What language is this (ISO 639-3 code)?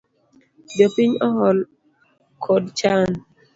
luo